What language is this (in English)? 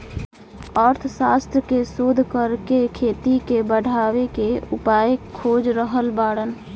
Bhojpuri